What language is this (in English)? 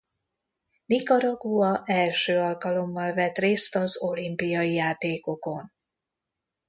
Hungarian